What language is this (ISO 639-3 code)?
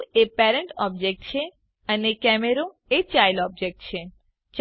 guj